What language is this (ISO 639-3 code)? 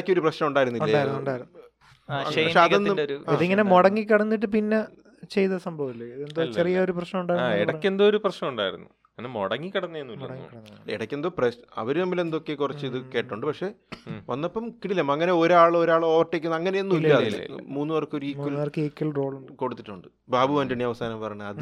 mal